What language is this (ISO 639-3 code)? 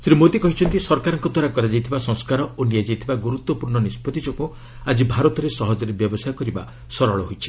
ori